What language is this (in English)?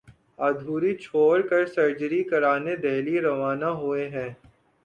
Urdu